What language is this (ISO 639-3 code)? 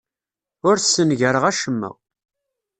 kab